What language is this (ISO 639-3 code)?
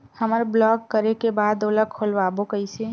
hne